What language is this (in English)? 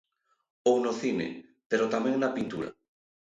Galician